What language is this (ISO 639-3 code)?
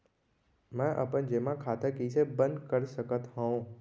hne